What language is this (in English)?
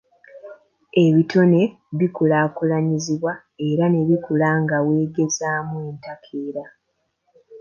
Ganda